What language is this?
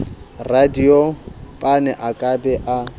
Southern Sotho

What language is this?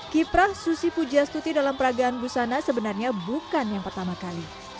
Indonesian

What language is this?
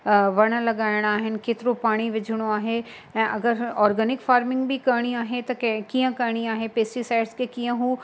Sindhi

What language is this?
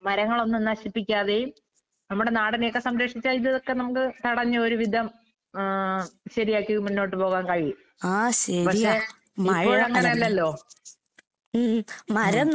Malayalam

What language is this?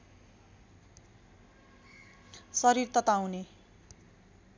Nepali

